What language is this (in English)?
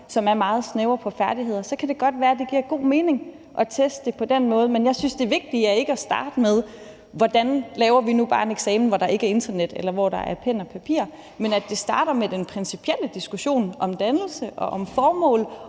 Danish